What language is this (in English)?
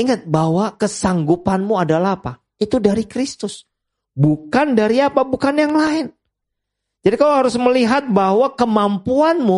Indonesian